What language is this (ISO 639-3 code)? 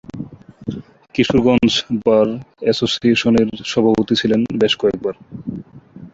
ben